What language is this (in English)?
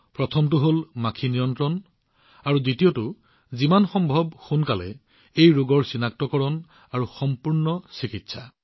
Assamese